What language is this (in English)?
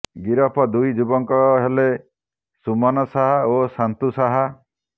Odia